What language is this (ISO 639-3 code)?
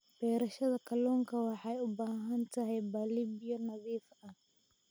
som